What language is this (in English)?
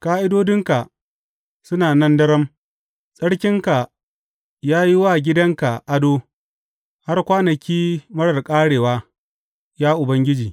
Hausa